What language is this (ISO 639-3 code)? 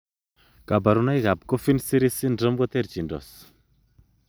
kln